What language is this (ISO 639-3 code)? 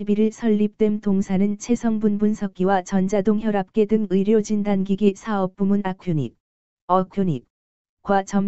kor